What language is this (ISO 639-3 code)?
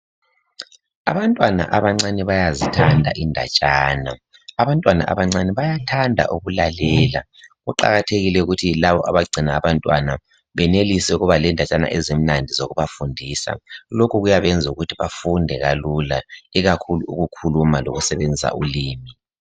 nde